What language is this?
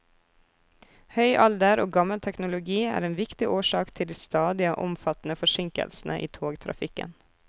Norwegian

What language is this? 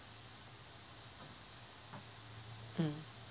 English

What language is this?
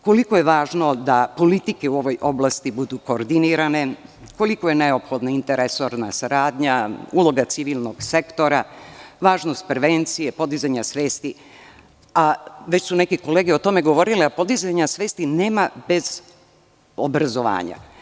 Serbian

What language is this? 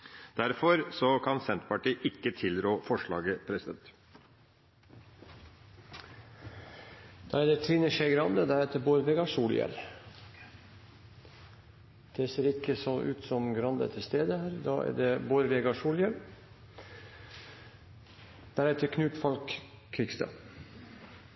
Norwegian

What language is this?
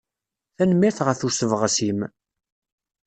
Kabyle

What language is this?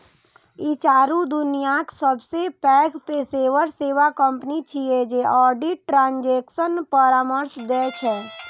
Maithili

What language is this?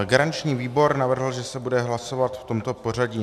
Czech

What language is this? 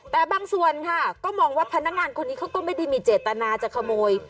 Thai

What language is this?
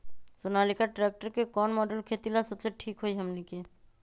Magahi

